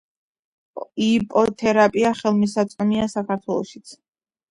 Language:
Georgian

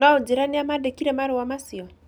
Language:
Kikuyu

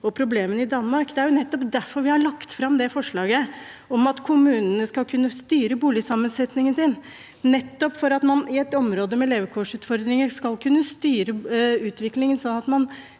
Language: Norwegian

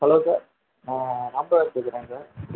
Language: Tamil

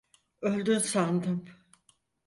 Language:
Turkish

